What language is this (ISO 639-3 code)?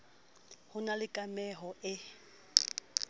sot